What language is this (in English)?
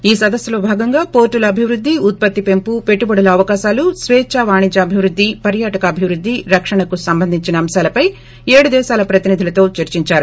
Telugu